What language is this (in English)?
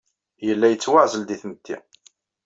Kabyle